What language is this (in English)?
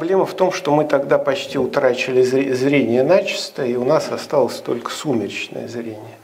Russian